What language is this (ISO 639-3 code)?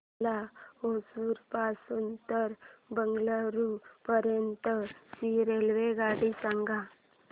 mar